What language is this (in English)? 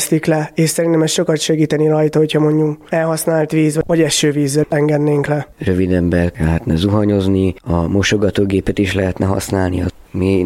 Hungarian